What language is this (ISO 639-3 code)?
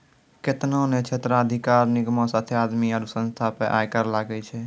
mai